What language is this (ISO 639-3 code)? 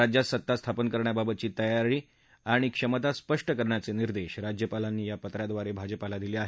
mar